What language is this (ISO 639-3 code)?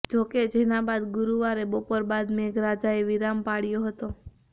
guj